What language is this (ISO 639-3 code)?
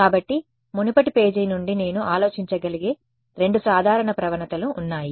tel